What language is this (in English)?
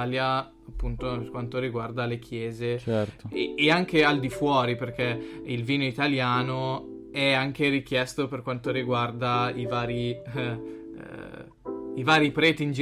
Italian